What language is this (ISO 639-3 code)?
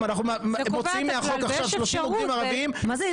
heb